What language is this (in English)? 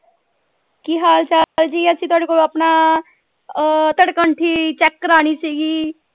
Punjabi